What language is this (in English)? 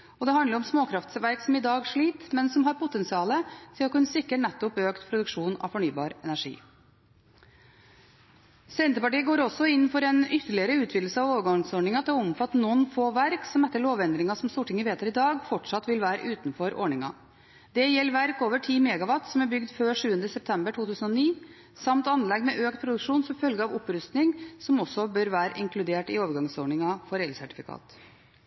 Norwegian Bokmål